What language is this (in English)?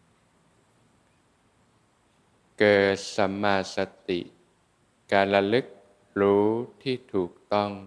Thai